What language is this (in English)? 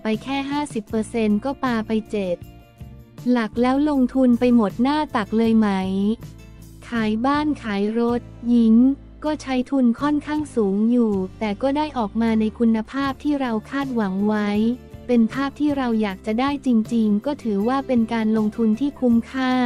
Thai